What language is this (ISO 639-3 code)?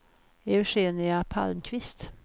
swe